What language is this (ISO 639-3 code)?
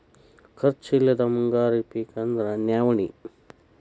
kan